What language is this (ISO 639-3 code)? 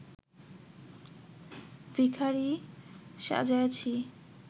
ben